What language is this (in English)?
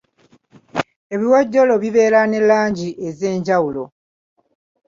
Ganda